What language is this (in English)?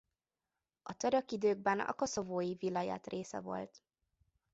Hungarian